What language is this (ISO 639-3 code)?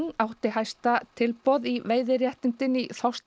isl